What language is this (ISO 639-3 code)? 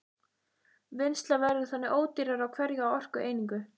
isl